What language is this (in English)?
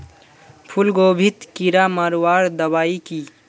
Magahi